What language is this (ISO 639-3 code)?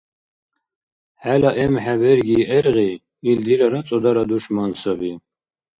dar